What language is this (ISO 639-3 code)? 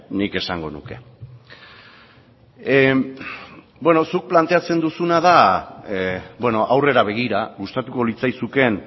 eus